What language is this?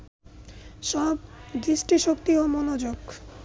Bangla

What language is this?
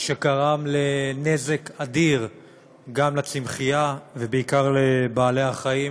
Hebrew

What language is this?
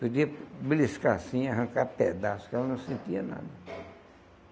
Portuguese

